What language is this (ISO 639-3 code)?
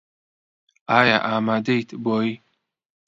ckb